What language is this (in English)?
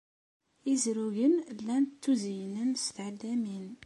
Kabyle